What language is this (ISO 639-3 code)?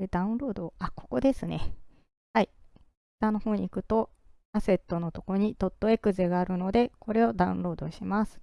jpn